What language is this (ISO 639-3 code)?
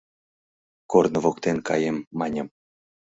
chm